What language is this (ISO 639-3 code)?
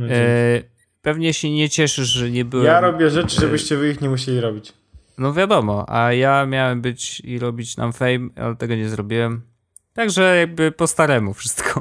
pol